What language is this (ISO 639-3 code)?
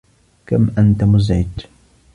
ara